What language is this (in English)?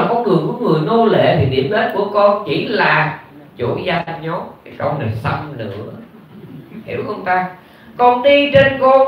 Vietnamese